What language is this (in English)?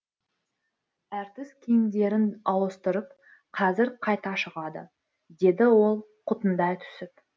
Kazakh